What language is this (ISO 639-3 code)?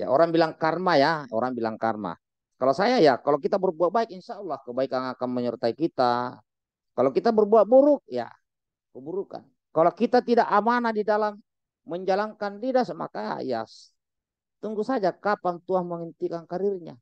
ind